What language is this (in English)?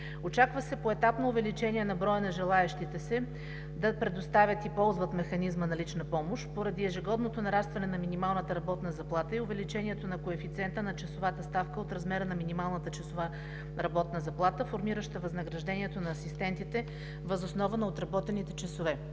Bulgarian